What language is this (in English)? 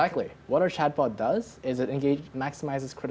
Indonesian